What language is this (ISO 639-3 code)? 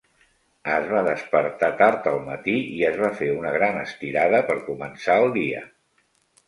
cat